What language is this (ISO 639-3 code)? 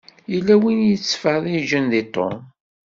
kab